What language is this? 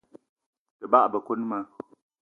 Eton (Cameroon)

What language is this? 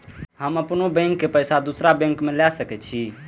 Maithili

